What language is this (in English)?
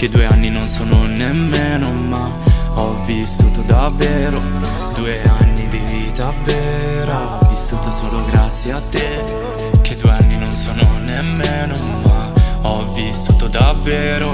Romanian